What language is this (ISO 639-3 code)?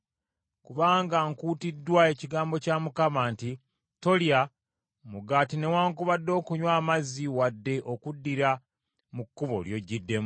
lug